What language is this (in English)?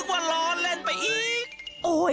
Thai